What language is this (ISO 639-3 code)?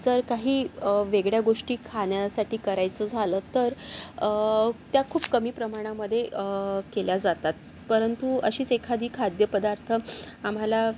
mar